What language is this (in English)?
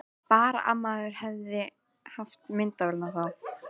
Icelandic